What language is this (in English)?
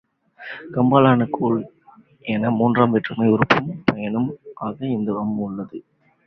Tamil